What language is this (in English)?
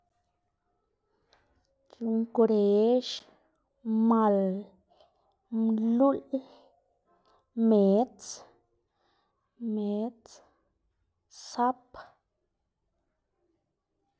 Xanaguía Zapotec